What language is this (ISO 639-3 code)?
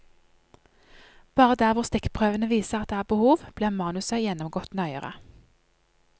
nor